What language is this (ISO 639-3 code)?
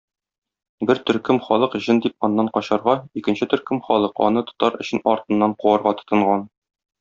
tat